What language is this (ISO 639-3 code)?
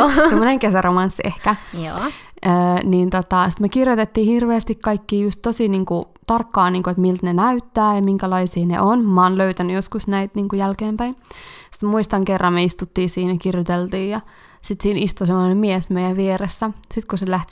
fin